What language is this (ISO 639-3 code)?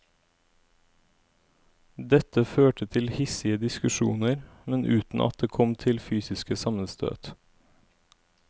nor